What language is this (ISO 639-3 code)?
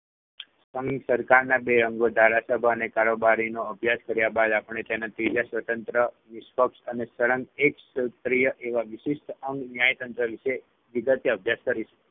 guj